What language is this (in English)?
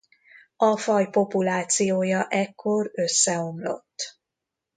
Hungarian